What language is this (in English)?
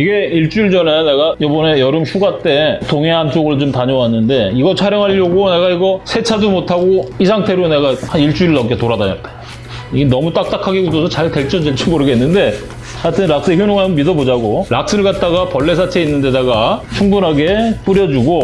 Korean